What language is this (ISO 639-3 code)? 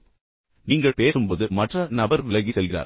tam